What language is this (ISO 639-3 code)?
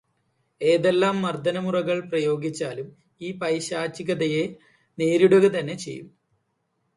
mal